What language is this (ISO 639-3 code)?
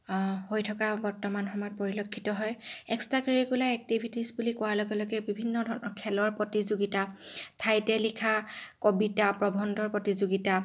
asm